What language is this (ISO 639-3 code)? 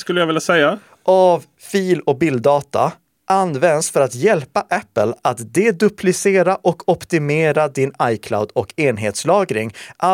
swe